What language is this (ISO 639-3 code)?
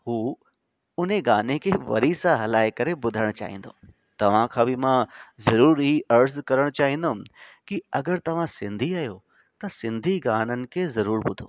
snd